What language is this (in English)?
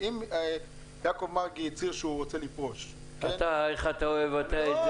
Hebrew